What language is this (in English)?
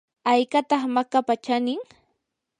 Yanahuanca Pasco Quechua